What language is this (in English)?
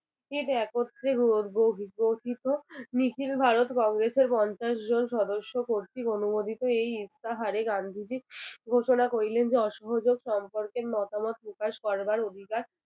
Bangla